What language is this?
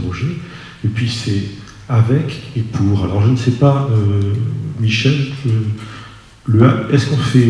French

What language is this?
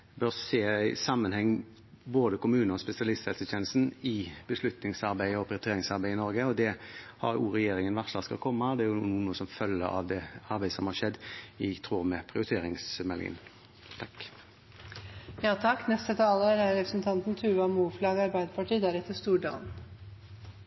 Norwegian Bokmål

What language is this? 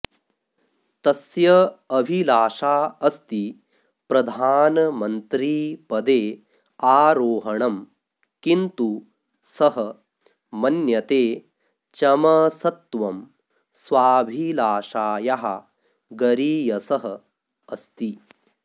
Sanskrit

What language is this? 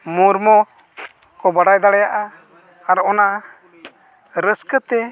Santali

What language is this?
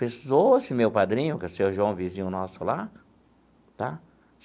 Portuguese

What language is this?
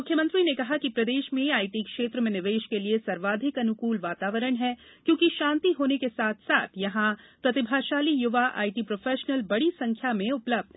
Hindi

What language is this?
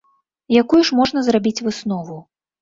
Belarusian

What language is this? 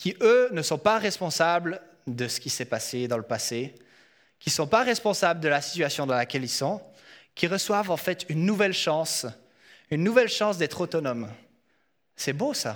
French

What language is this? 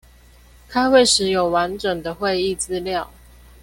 Chinese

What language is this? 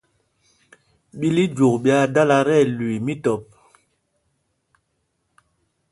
Mpumpong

